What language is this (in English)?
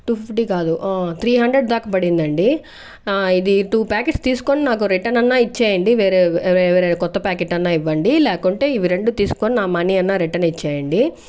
Telugu